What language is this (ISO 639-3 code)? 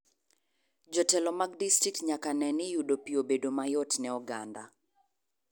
luo